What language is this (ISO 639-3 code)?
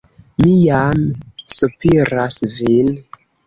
epo